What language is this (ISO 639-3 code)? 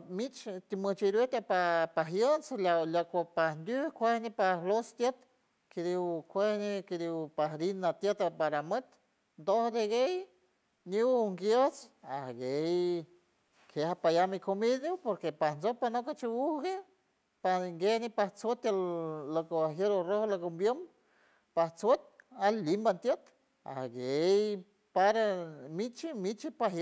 hue